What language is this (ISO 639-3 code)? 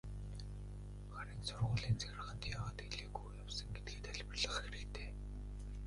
mon